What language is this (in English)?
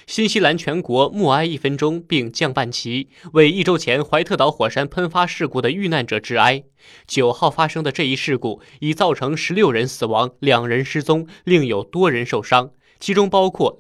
Chinese